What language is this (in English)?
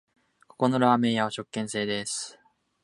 Japanese